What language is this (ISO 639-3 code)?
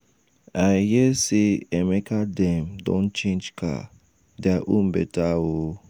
pcm